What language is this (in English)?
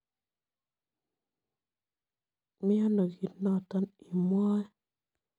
Kalenjin